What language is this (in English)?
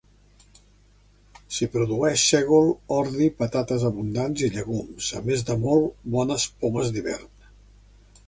Catalan